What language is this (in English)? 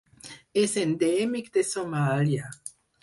Catalan